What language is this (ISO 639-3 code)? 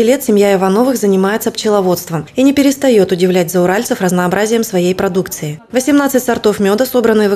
rus